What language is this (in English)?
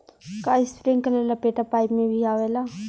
Bhojpuri